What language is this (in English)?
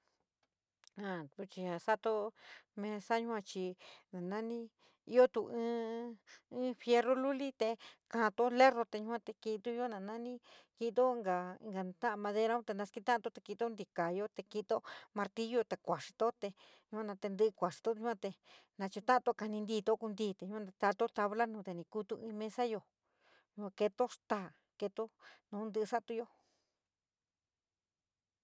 San Miguel El Grande Mixtec